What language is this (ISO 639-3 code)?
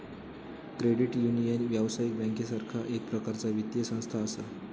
mar